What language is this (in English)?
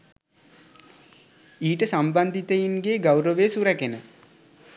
Sinhala